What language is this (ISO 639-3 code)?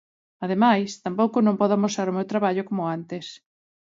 glg